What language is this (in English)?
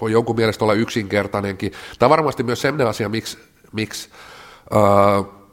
Finnish